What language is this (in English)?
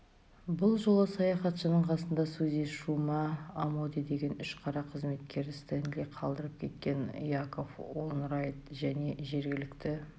Kazakh